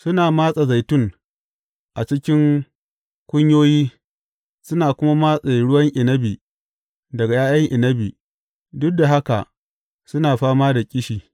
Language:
Hausa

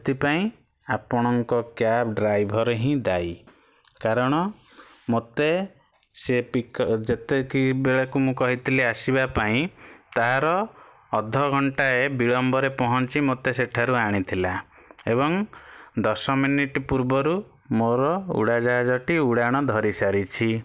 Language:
Odia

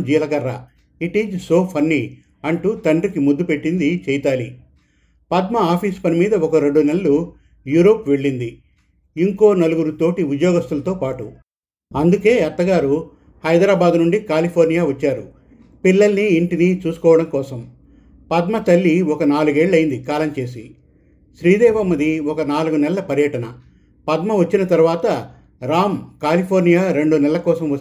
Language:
Telugu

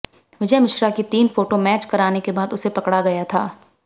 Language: Hindi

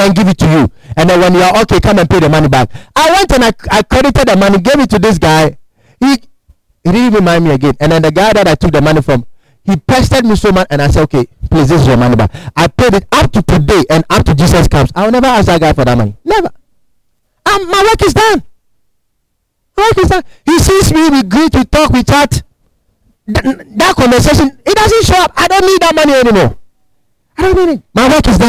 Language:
English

